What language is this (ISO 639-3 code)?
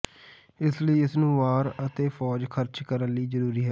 pan